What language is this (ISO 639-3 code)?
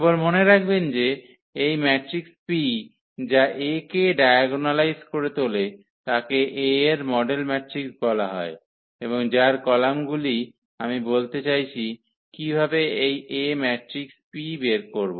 ben